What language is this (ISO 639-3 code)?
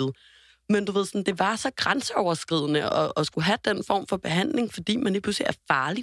dan